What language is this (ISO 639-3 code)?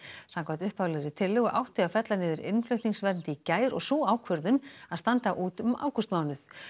isl